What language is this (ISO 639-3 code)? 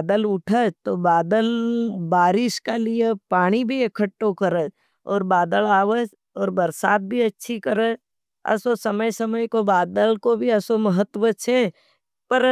noe